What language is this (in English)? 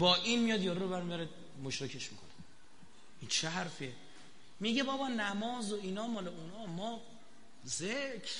Persian